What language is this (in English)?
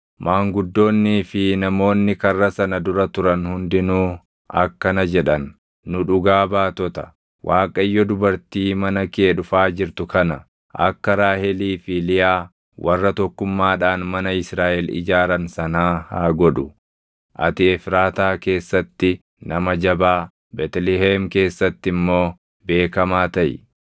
Oromo